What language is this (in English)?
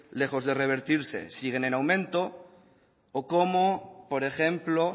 Spanish